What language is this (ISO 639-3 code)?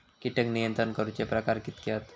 mar